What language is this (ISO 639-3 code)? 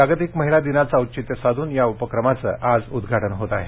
mar